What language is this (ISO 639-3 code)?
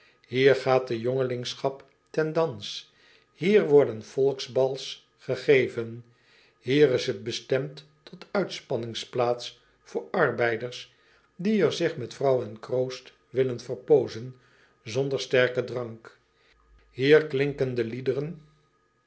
nld